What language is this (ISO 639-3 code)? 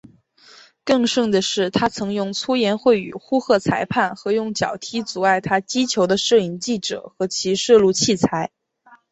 zho